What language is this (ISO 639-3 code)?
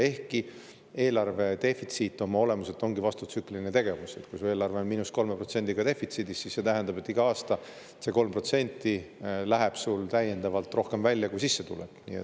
est